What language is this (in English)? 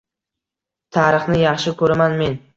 Uzbek